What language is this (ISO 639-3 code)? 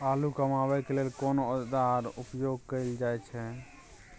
mai